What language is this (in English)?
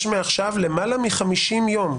Hebrew